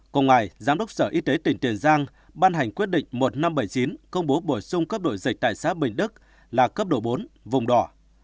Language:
Vietnamese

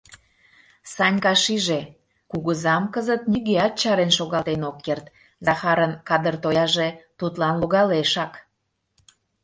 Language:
Mari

